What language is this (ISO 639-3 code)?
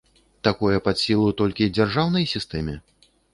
bel